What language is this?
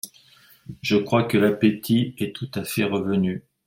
French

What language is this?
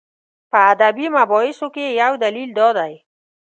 Pashto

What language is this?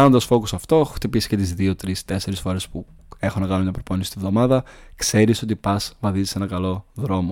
Greek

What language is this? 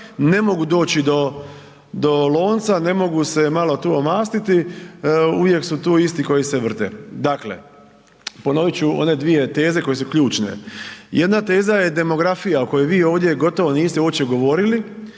Croatian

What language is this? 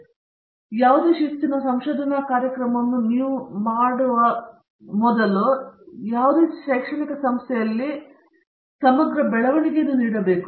Kannada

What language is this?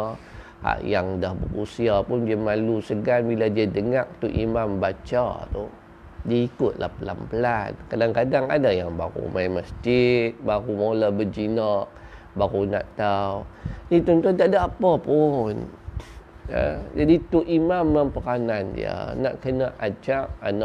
Malay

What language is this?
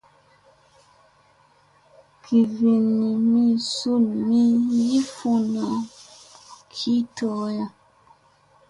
Musey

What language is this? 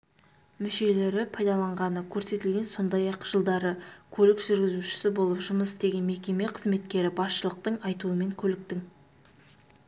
Kazakh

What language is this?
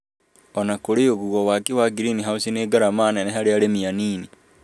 Kikuyu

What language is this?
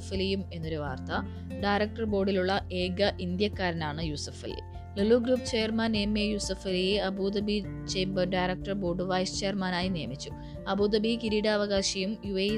Malayalam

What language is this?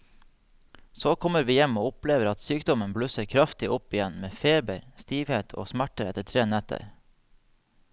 Norwegian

